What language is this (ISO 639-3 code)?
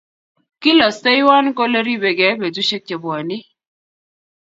kln